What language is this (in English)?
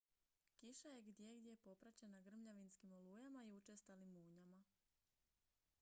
Croatian